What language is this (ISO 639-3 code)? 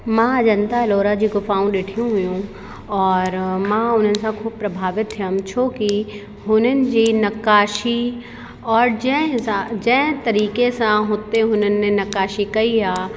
snd